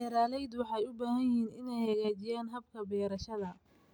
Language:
Somali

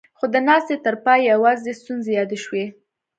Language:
Pashto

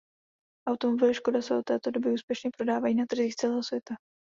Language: Czech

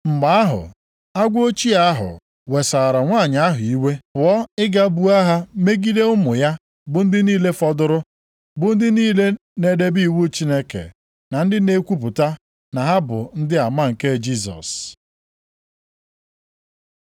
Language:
Igbo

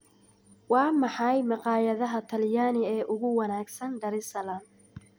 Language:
Somali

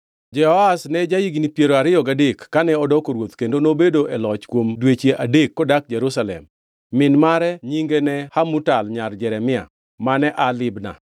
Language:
Luo (Kenya and Tanzania)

